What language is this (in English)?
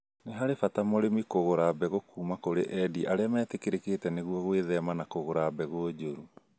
Kikuyu